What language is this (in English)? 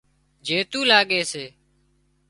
Wadiyara Koli